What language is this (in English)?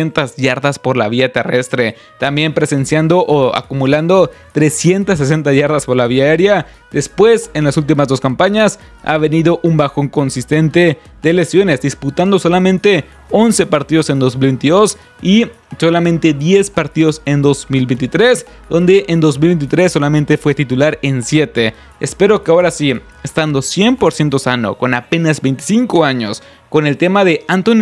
Spanish